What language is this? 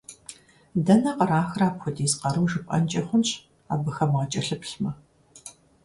Kabardian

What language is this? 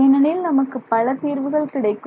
Tamil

